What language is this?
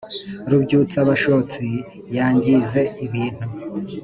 Kinyarwanda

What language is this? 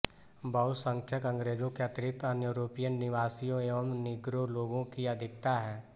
Hindi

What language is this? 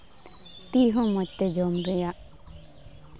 Santali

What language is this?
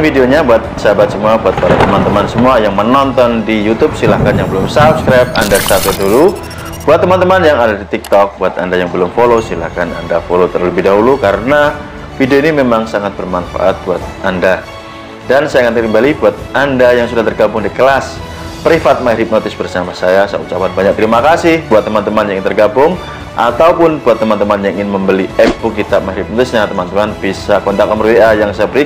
Indonesian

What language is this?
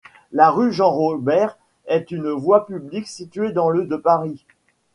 French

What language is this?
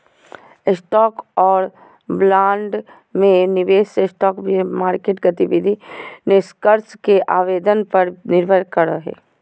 Magahi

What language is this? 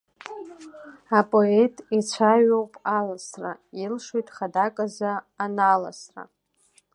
Abkhazian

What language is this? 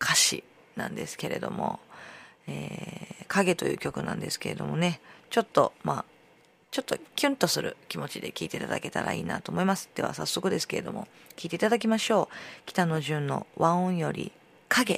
Japanese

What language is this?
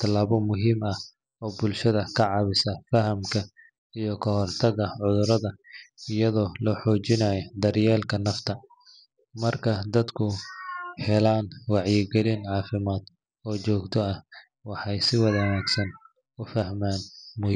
Somali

